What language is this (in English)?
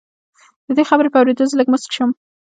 Pashto